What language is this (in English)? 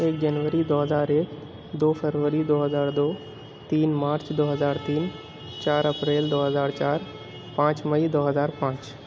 Urdu